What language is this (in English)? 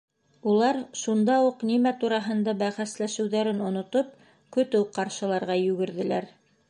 Bashkir